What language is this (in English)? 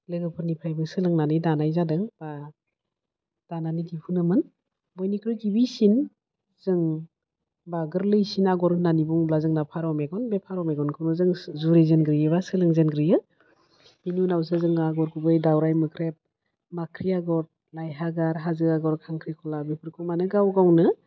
Bodo